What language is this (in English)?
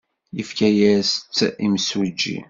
Kabyle